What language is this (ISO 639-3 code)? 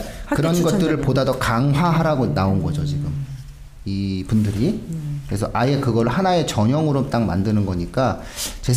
kor